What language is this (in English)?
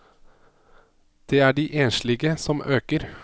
Norwegian